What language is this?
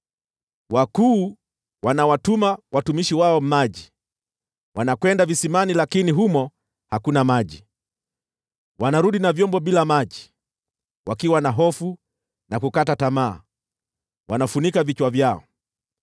Swahili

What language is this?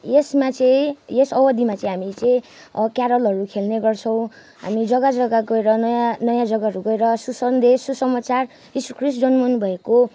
Nepali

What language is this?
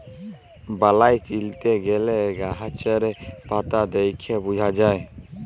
Bangla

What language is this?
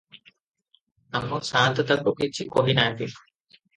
Odia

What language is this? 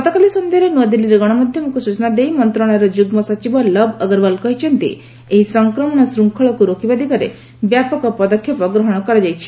Odia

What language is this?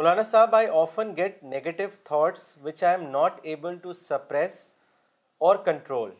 Urdu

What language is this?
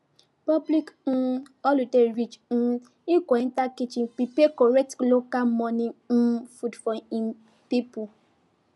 Nigerian Pidgin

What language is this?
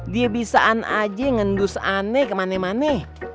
Indonesian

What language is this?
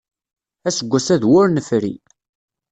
Kabyle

